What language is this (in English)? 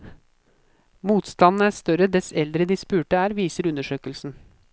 Norwegian